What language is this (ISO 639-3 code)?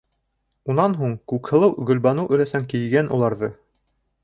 bak